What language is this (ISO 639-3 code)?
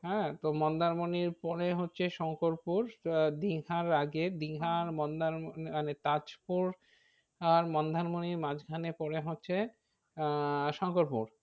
ben